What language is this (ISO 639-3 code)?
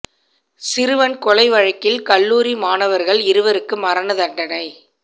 tam